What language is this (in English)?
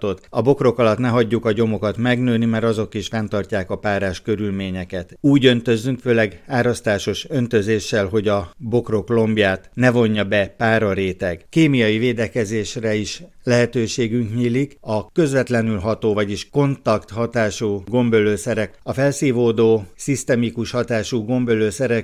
Hungarian